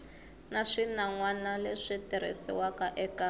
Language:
Tsonga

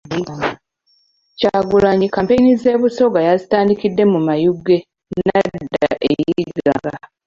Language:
Ganda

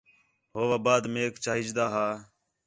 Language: Khetrani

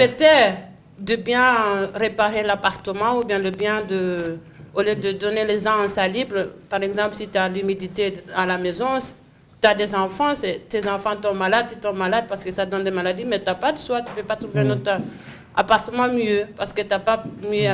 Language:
French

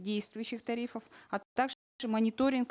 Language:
Kazakh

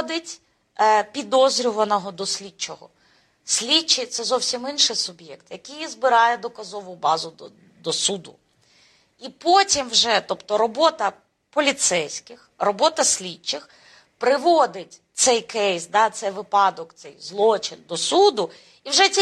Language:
Ukrainian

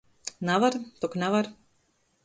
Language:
Latgalian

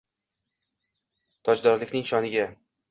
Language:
Uzbek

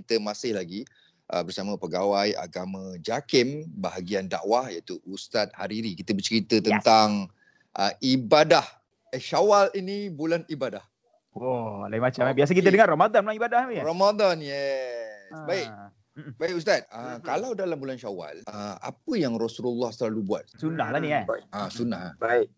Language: Malay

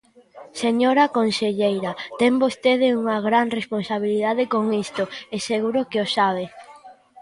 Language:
Galician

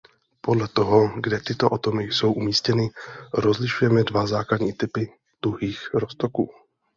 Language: Czech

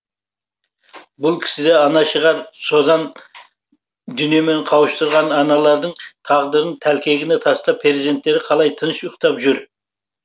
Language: Kazakh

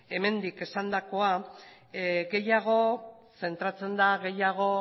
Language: Basque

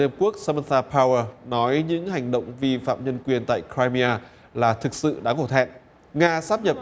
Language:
Vietnamese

